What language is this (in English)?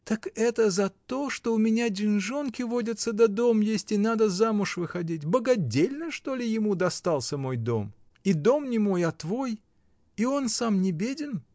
Russian